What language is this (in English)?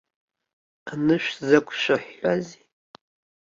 Abkhazian